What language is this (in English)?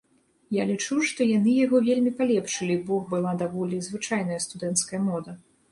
Belarusian